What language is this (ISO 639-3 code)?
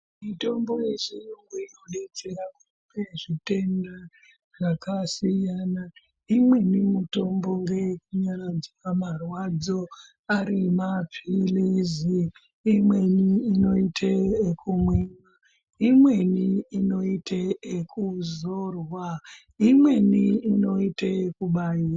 ndc